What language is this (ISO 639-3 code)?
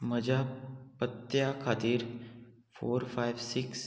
kok